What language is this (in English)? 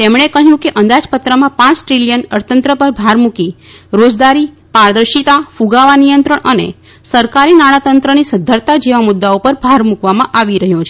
Gujarati